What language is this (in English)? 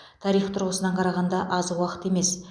Kazakh